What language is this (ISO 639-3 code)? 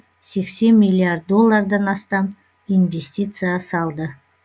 kaz